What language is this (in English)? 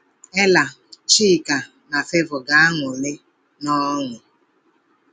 Igbo